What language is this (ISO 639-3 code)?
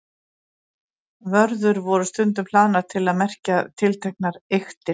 isl